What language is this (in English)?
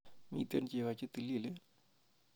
Kalenjin